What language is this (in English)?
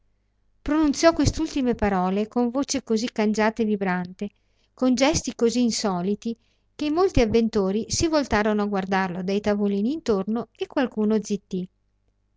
Italian